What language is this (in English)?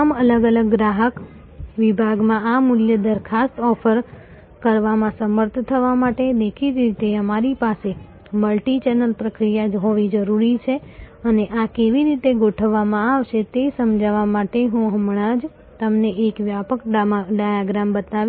Gujarati